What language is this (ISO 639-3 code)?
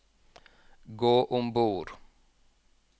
nor